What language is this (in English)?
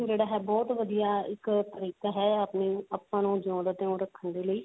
Punjabi